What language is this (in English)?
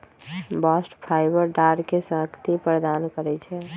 Magahi